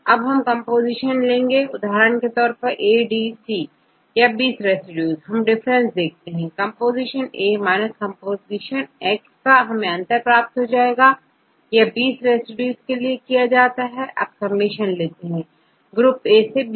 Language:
Hindi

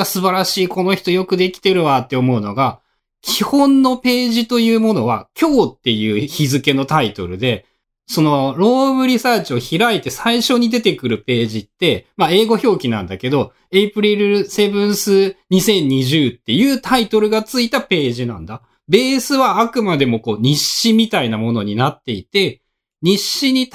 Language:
Japanese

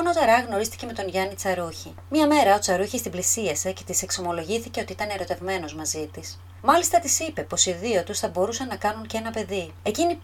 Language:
Greek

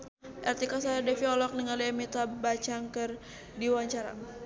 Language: Sundanese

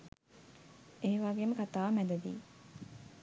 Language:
Sinhala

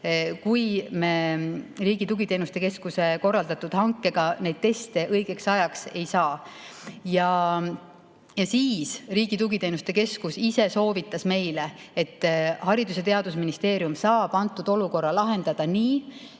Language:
Estonian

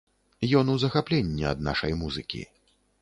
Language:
Belarusian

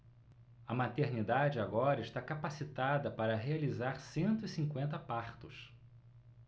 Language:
Portuguese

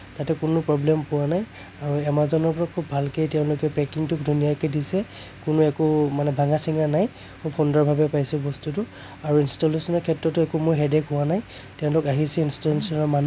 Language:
Assamese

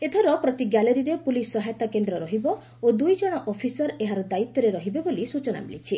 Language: Odia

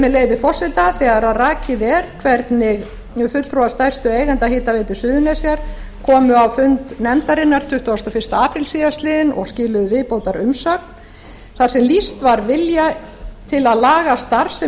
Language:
Icelandic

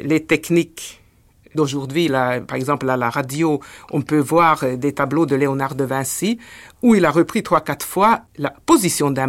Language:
French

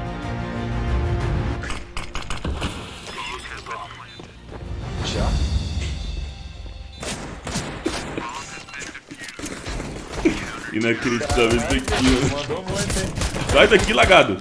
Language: Portuguese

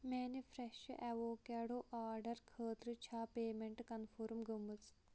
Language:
Kashmiri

